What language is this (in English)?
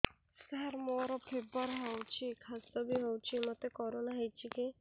Odia